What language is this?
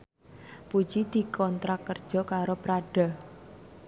Javanese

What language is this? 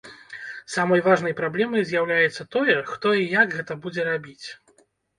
Belarusian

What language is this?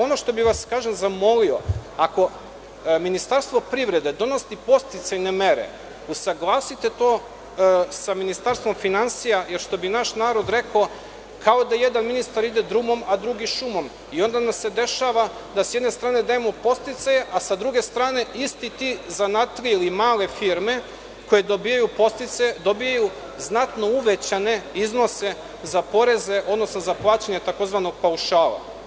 Serbian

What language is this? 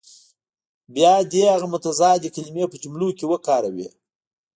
Pashto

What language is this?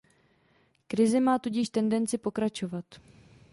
Czech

